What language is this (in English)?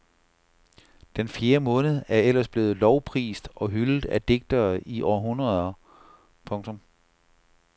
Danish